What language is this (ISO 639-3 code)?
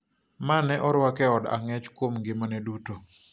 luo